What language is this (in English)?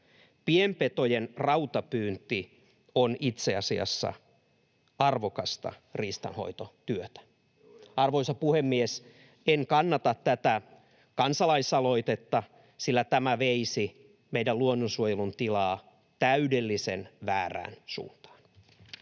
Finnish